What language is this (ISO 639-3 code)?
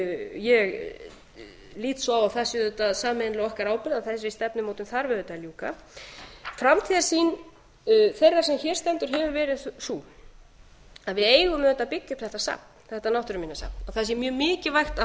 isl